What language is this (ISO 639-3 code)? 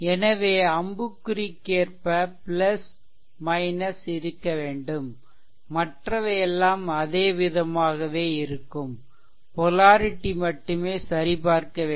tam